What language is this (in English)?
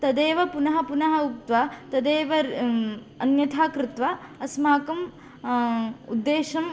Sanskrit